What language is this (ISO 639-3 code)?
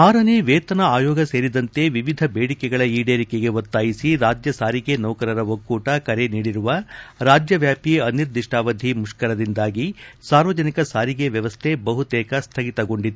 kan